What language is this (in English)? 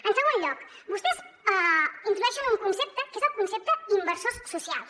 Catalan